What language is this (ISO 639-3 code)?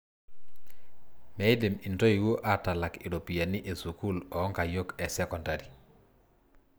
mas